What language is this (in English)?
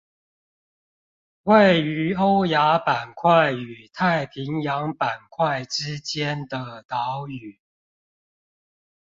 Chinese